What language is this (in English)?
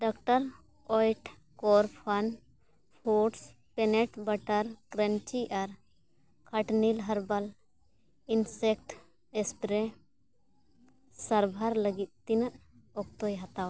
Santali